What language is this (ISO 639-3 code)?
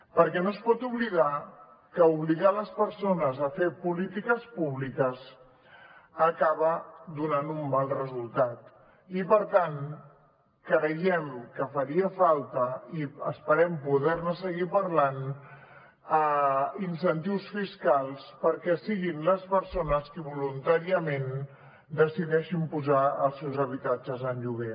cat